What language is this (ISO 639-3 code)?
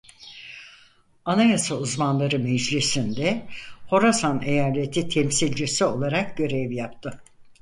tur